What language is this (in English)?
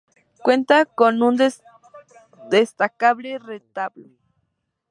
Spanish